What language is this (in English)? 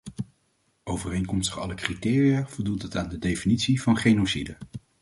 Dutch